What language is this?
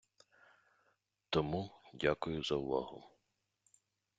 Ukrainian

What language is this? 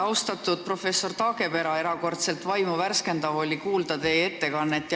Estonian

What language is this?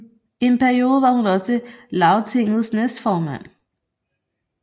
Danish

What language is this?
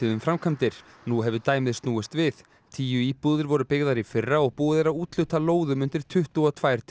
Icelandic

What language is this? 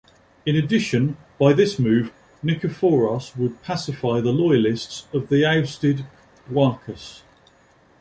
English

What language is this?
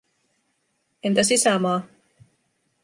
Finnish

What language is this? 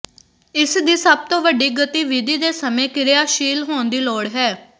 Punjabi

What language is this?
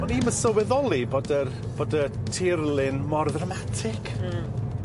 Welsh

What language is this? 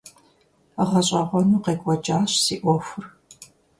Kabardian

